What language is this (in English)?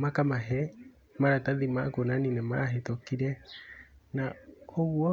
Kikuyu